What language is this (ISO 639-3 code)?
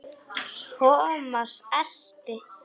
isl